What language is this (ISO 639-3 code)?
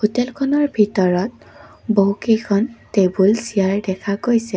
asm